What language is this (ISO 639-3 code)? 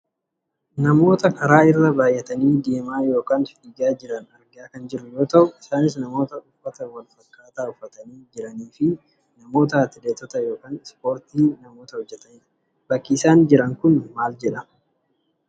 orm